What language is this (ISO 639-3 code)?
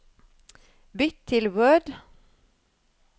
nor